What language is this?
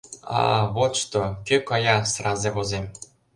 Mari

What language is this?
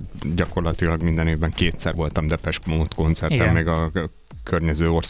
Hungarian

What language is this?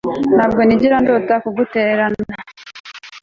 Kinyarwanda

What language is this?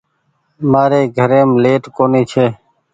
Goaria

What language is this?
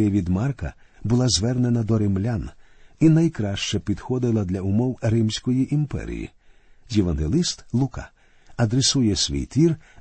Ukrainian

